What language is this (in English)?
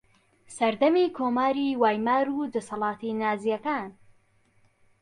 Central Kurdish